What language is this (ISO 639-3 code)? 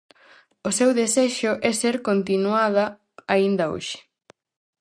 glg